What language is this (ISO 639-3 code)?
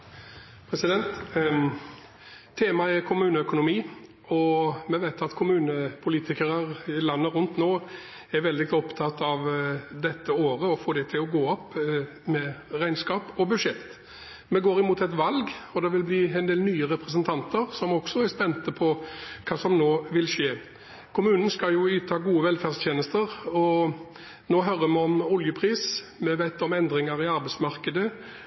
nor